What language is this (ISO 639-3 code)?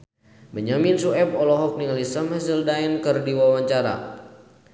sun